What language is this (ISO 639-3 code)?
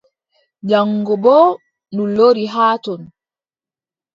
fub